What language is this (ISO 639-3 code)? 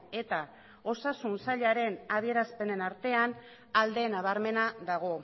eus